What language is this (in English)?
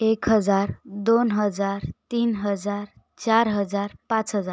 Marathi